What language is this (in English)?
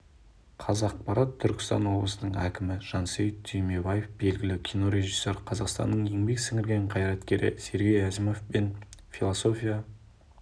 Kazakh